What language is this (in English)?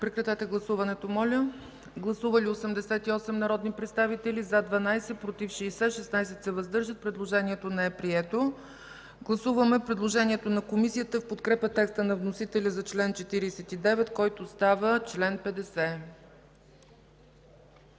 Bulgarian